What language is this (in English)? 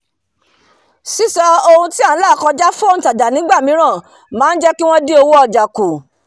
Yoruba